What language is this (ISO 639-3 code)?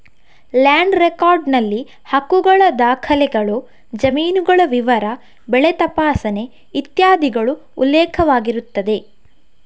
kan